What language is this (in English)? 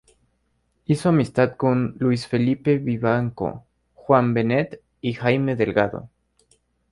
Spanish